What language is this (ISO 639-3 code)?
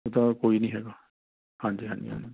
pan